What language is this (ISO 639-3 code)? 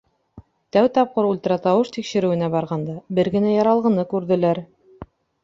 bak